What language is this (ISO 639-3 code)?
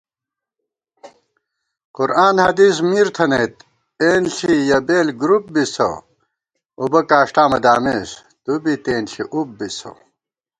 gwt